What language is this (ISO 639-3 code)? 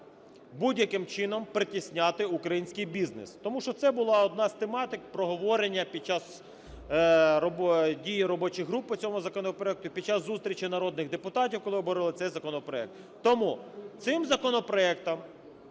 ukr